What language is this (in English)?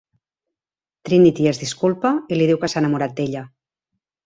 Catalan